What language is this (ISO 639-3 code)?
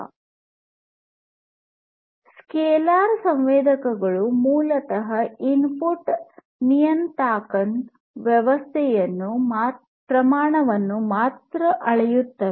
kan